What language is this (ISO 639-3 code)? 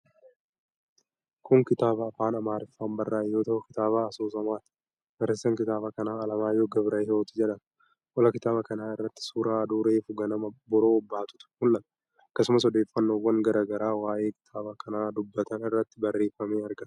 orm